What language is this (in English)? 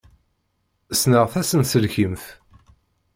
Kabyle